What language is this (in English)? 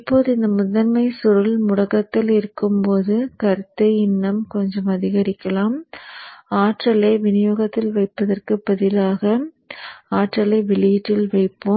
Tamil